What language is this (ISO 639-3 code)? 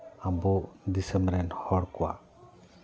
sat